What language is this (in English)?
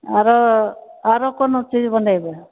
Maithili